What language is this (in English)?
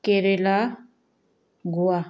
Manipuri